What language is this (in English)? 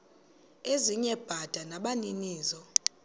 Xhosa